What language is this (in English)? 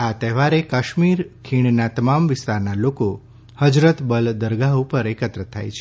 Gujarati